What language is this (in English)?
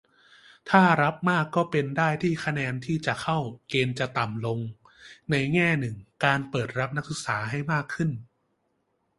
Thai